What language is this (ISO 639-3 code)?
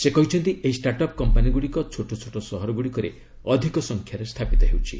ori